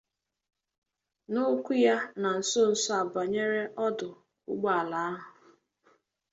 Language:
Igbo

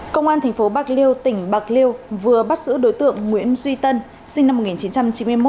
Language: Vietnamese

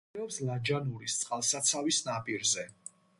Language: Georgian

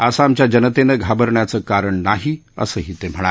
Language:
Marathi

